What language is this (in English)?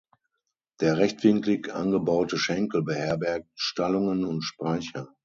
German